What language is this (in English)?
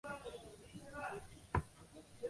Chinese